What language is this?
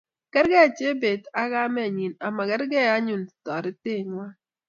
Kalenjin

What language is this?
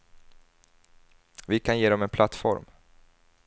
Swedish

